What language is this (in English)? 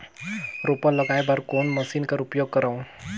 Chhattisgarhi